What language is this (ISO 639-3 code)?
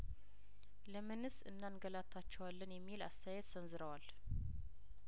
amh